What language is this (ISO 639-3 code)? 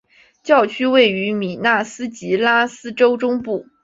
zho